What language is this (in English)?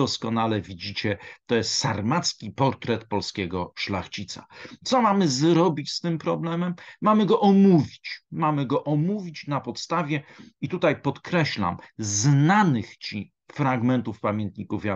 Polish